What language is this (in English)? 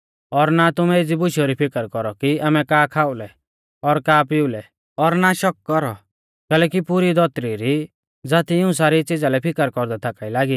Mahasu Pahari